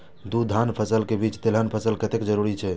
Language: Maithili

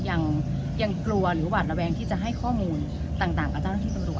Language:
Thai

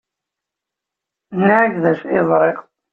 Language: Kabyle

